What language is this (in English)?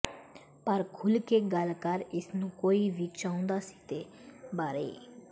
Punjabi